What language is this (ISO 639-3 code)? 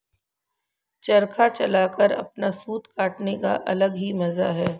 hin